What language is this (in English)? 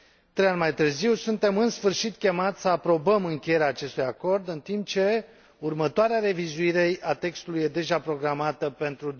Romanian